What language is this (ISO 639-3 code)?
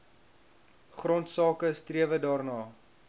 afr